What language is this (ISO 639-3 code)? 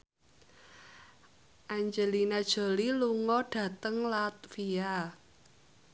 jav